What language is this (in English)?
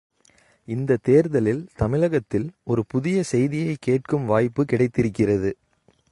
Tamil